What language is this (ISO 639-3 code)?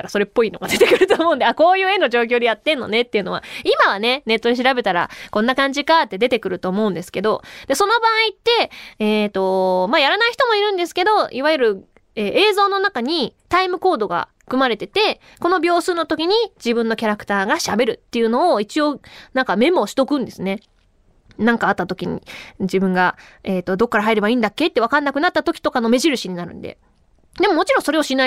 jpn